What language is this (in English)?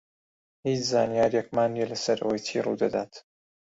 Central Kurdish